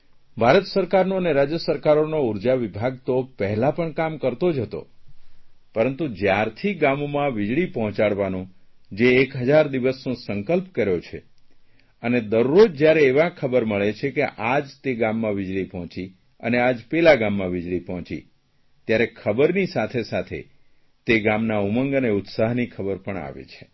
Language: Gujarati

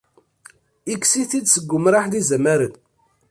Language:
Kabyle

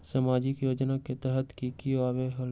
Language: Magahi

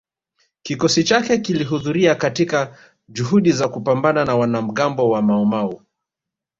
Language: Swahili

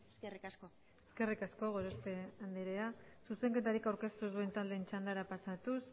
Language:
Basque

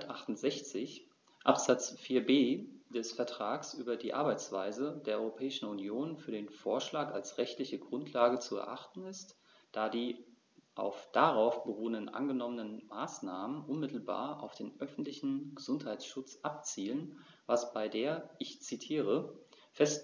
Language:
German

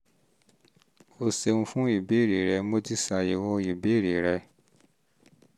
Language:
Yoruba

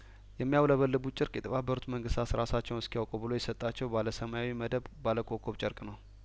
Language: Amharic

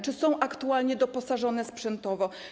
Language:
Polish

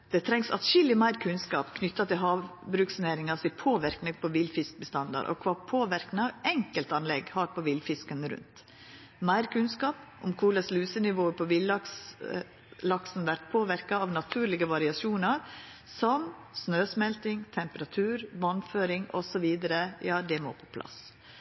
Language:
Norwegian Nynorsk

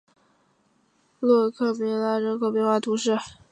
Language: Chinese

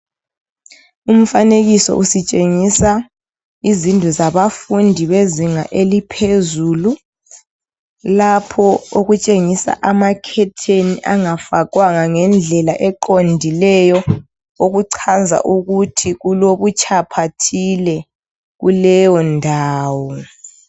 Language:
North Ndebele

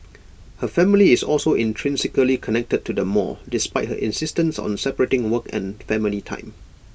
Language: English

